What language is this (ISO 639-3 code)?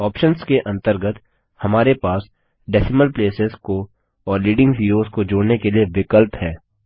hin